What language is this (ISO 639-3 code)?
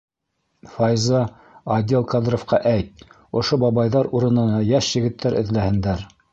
bak